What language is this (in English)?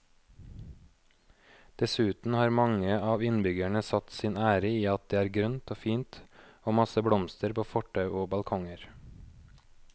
Norwegian